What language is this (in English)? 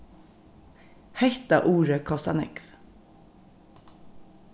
Faroese